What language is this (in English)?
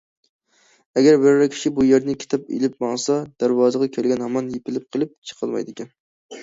Uyghur